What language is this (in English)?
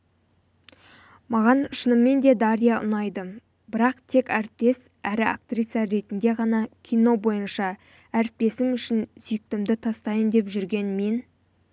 Kazakh